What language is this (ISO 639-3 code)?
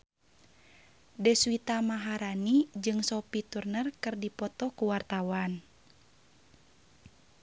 sun